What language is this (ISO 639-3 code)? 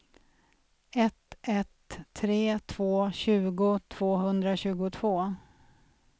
swe